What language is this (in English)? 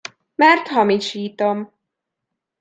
Hungarian